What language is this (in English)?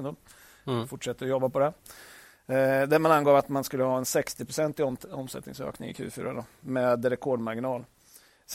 Swedish